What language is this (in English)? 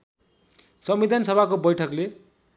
Nepali